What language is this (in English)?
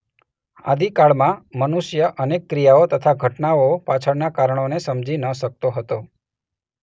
Gujarati